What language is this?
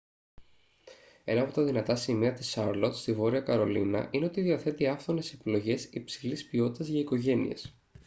Greek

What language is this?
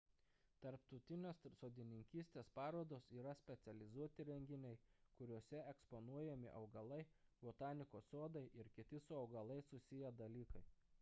Lithuanian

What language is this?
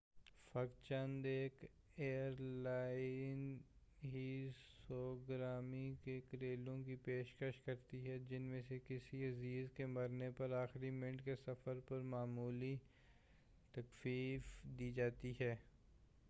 Urdu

